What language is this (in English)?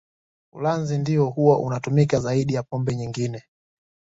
Swahili